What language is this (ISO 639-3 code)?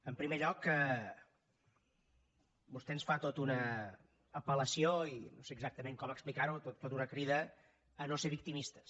cat